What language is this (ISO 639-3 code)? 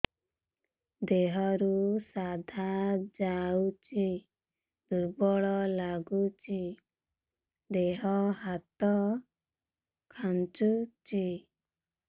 ori